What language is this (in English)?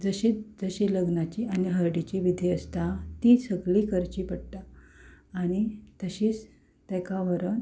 Konkani